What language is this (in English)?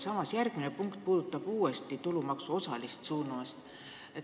Estonian